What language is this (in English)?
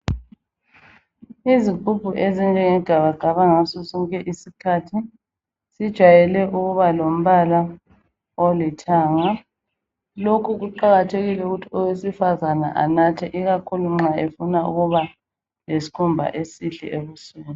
North Ndebele